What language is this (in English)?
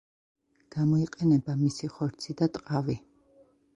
Georgian